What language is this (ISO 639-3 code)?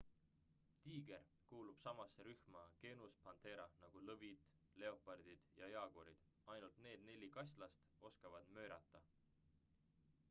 est